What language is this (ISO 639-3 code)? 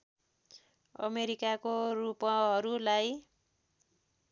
nep